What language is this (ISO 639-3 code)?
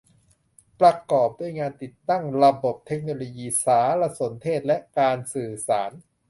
tha